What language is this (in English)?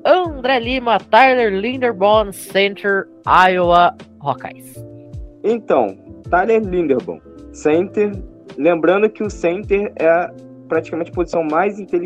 Portuguese